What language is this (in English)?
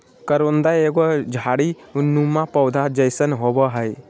Magahi